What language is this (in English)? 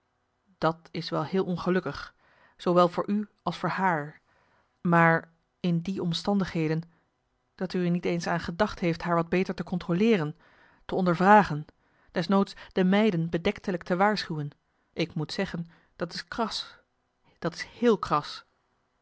Dutch